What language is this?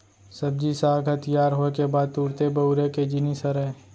Chhattisgarhi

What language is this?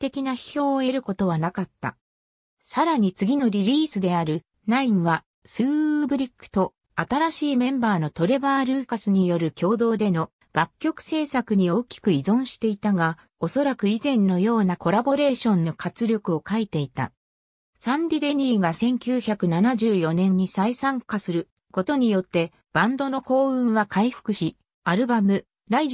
Japanese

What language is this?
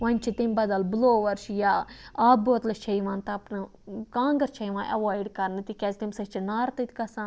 Kashmiri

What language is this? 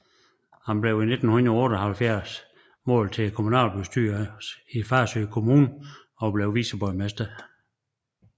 Danish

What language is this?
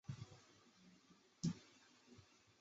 Chinese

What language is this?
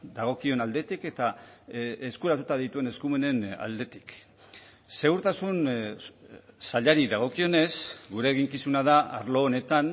Basque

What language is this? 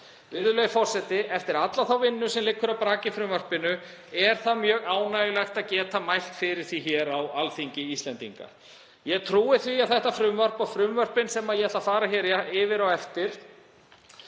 Icelandic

